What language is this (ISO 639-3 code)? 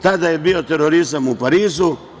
srp